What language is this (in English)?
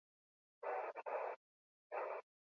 Basque